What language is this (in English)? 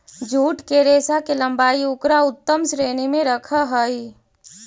Magahi